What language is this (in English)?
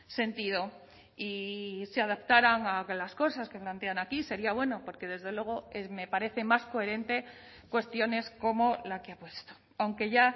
Spanish